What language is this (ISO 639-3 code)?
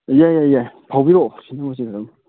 mni